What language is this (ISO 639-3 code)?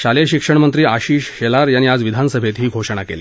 mar